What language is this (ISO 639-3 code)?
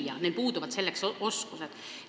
est